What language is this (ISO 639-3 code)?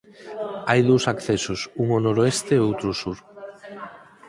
glg